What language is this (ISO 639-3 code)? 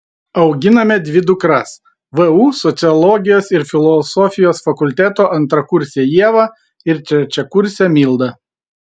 lit